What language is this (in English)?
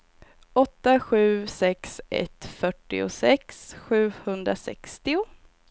Swedish